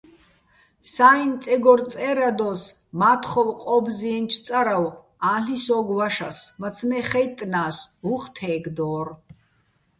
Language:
Bats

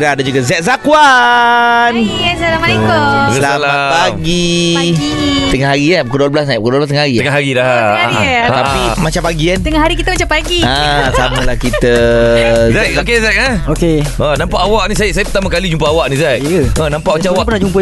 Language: Malay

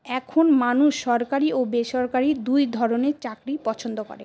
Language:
Bangla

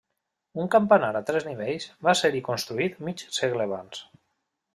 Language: Catalan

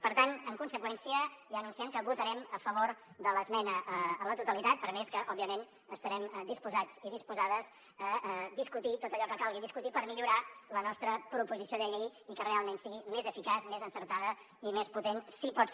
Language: Catalan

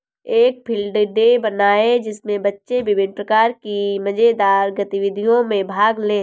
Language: Hindi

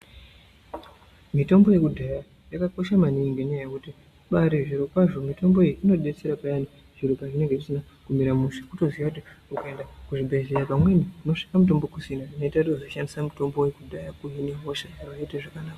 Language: Ndau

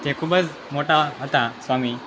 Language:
Gujarati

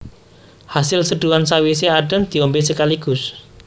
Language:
Javanese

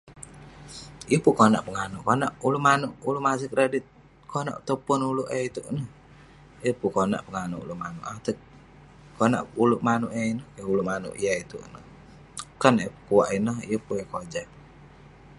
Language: Western Penan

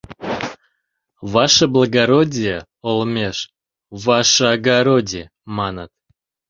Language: Mari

